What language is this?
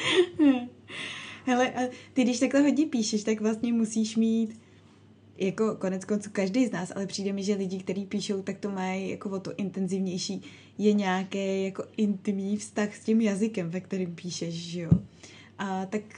Czech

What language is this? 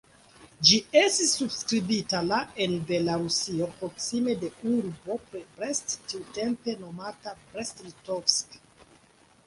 Esperanto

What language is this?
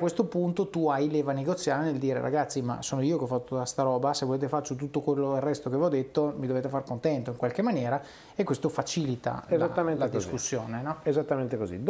Italian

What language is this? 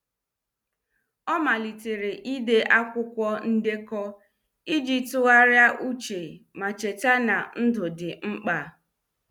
Igbo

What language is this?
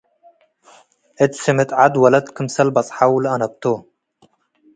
Tigre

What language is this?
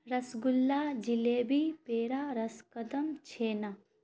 Urdu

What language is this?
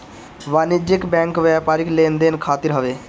Bhojpuri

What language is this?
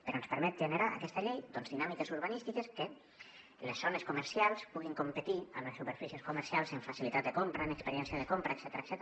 Catalan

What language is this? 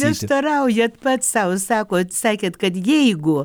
Lithuanian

